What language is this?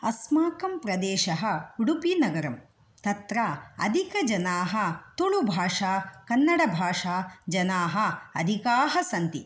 Sanskrit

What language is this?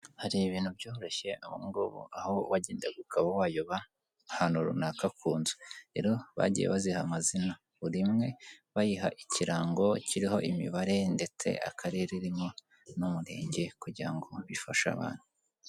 Kinyarwanda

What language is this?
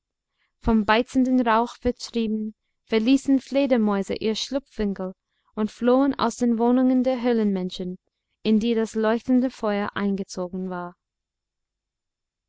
German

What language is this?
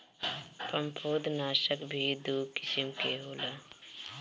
Bhojpuri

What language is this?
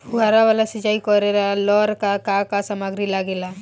Bhojpuri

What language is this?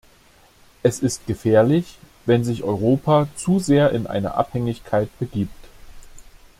German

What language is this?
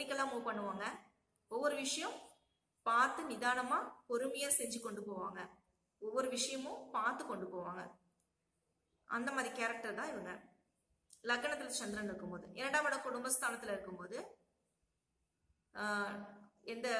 Spanish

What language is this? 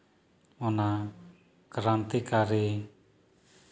Santali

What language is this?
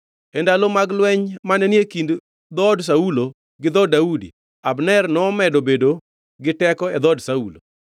Luo (Kenya and Tanzania)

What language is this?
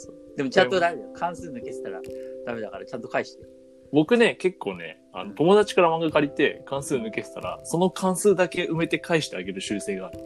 Japanese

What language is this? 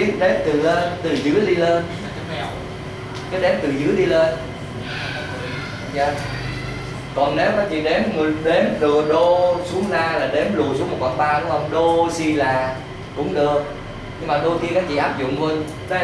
Vietnamese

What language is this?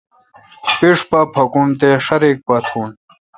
Kalkoti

